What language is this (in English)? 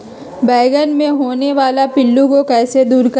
Magahi